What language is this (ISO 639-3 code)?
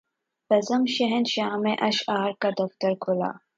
urd